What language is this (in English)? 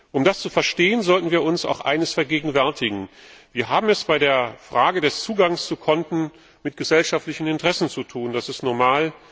German